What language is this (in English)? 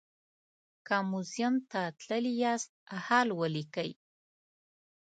Pashto